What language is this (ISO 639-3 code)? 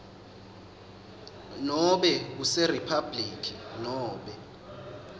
ssw